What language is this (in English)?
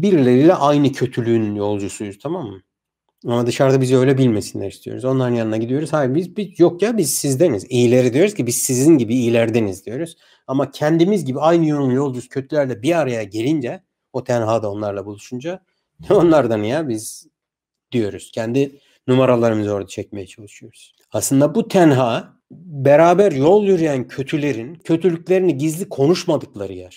Turkish